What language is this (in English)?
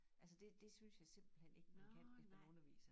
Danish